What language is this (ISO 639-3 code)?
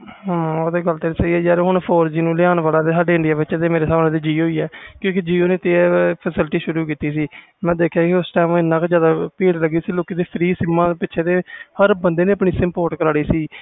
pan